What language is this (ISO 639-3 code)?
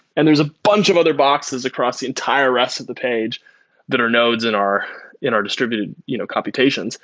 eng